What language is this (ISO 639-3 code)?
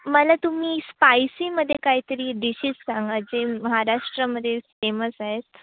mar